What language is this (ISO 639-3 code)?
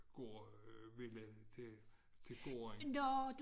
dan